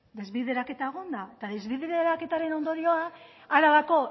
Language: Basque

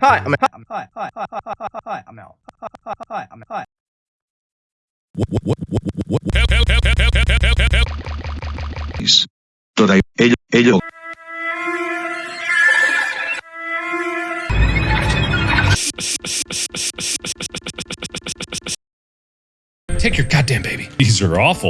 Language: English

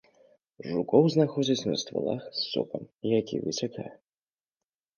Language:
Belarusian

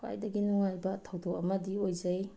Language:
Manipuri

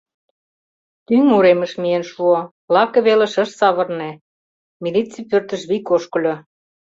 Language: Mari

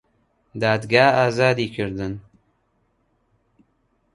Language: Central Kurdish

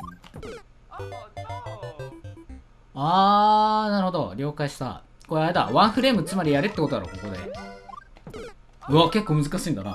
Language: Japanese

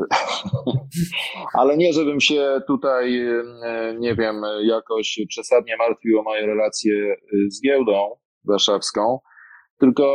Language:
Polish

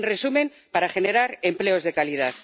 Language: Spanish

